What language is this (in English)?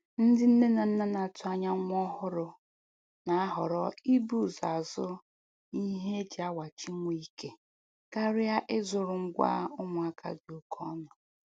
Igbo